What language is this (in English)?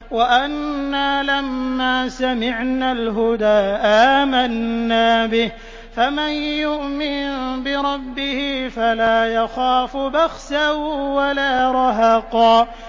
Arabic